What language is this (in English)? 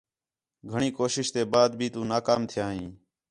Khetrani